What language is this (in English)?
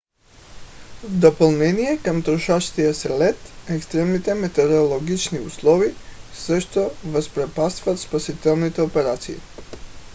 Bulgarian